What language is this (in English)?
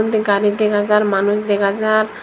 Chakma